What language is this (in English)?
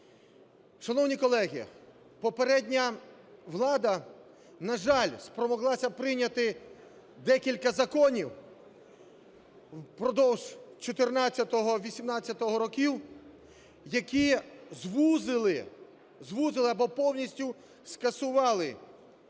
Ukrainian